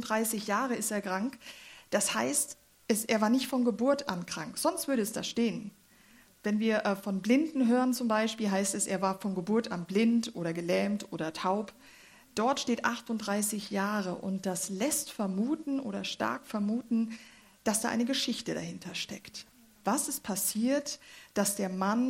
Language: German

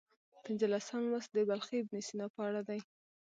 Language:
Pashto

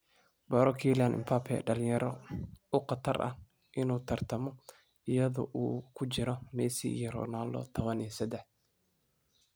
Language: Somali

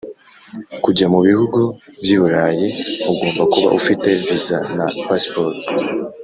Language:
Kinyarwanda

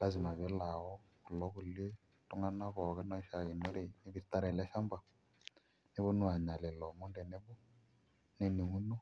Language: Masai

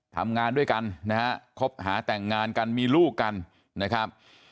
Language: Thai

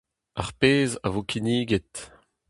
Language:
Breton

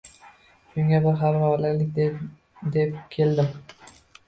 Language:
Uzbek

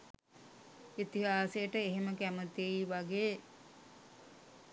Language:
Sinhala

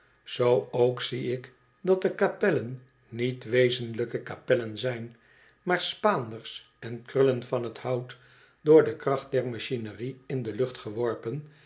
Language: Dutch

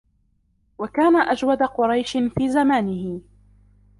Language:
Arabic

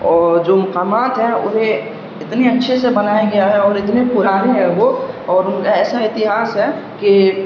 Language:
Urdu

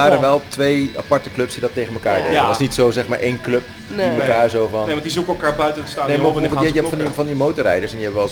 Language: Dutch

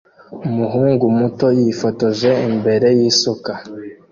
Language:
Kinyarwanda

